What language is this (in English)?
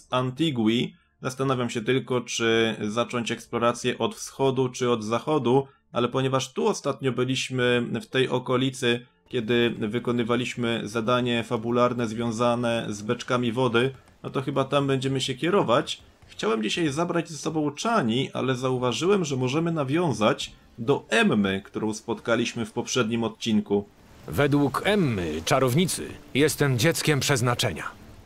Polish